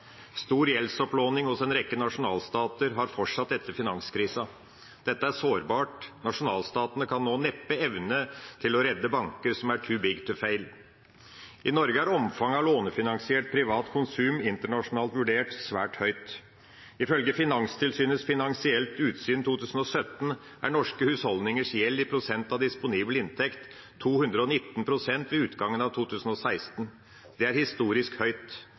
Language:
Norwegian Bokmål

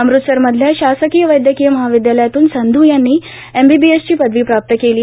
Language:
Marathi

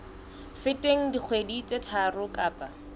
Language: Southern Sotho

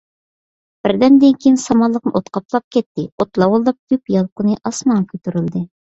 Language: Uyghur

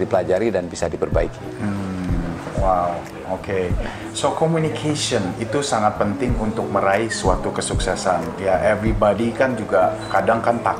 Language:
Indonesian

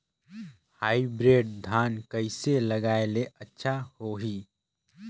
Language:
Chhattisgarhi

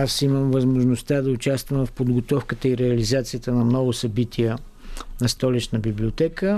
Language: Bulgarian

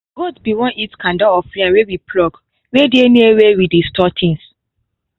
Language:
Nigerian Pidgin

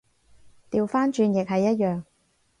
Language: Cantonese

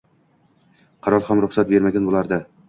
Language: Uzbek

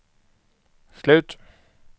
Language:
Swedish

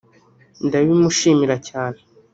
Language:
Kinyarwanda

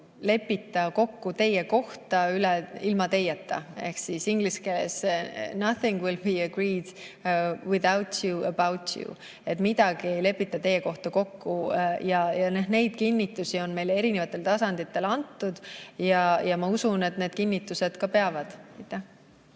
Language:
Estonian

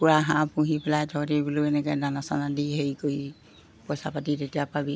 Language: Assamese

